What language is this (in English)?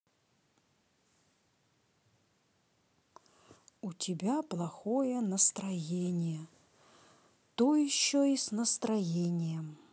Russian